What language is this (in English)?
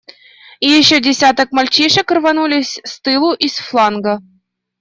Russian